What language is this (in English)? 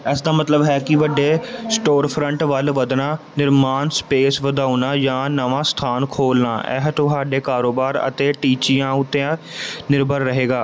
Punjabi